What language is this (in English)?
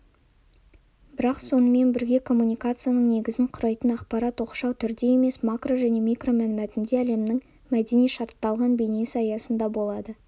Kazakh